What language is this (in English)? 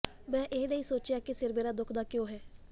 Punjabi